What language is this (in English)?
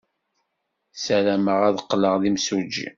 Kabyle